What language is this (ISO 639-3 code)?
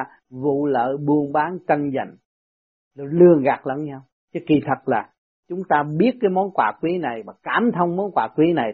vie